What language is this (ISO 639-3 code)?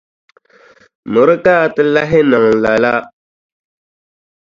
dag